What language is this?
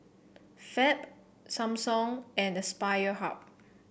English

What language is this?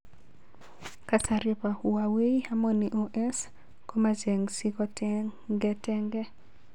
Kalenjin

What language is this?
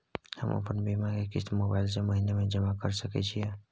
Maithili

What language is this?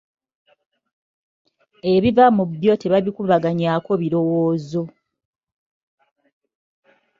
Ganda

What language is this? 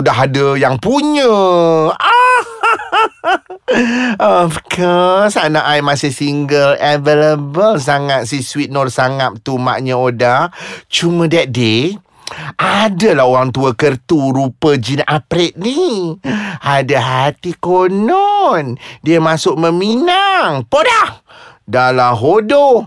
Malay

